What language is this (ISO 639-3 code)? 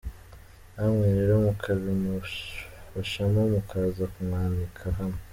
kin